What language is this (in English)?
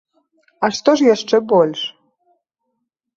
Belarusian